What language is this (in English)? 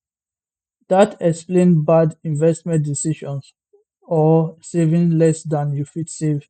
Nigerian Pidgin